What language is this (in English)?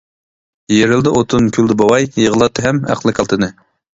Uyghur